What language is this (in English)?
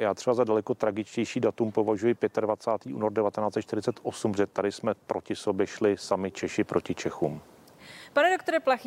Czech